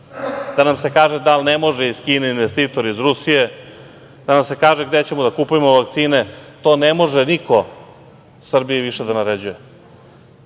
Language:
Serbian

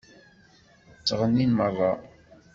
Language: Kabyle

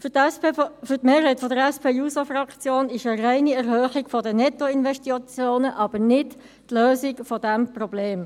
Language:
Swiss German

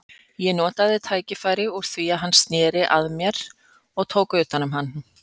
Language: Icelandic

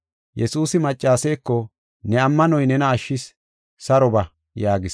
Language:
Gofa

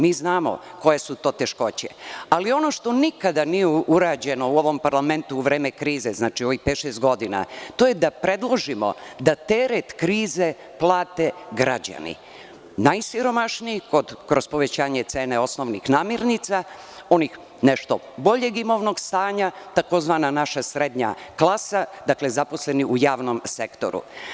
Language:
Serbian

